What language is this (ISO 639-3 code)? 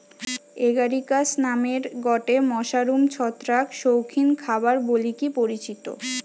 ben